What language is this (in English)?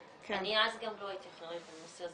Hebrew